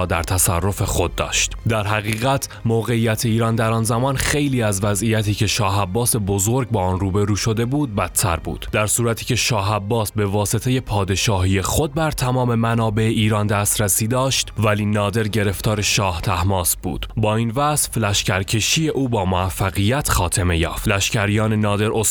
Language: Persian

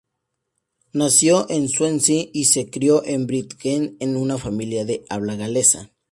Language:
Spanish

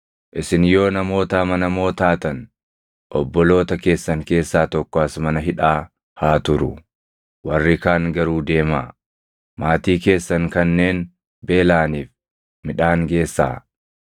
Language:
Oromo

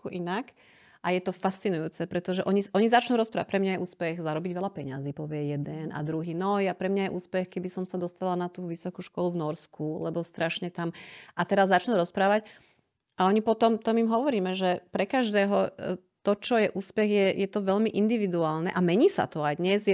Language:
Slovak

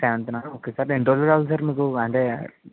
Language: Telugu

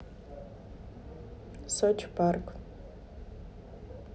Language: Russian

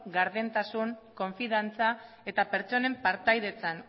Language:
Basque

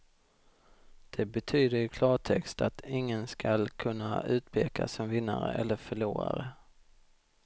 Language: Swedish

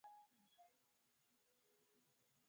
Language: Swahili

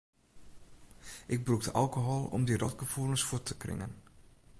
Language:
Western Frisian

